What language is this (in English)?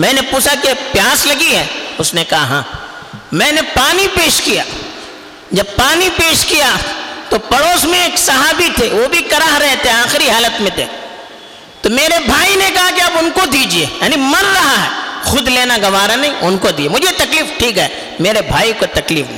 Urdu